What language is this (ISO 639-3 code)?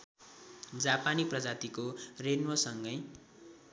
nep